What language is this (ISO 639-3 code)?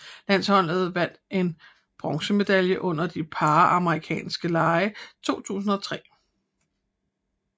dan